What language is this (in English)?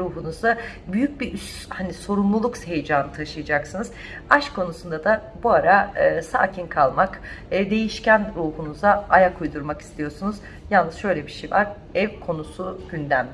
Turkish